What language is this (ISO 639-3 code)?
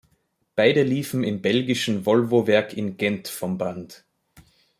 deu